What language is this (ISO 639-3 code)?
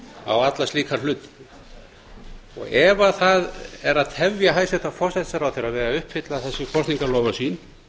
isl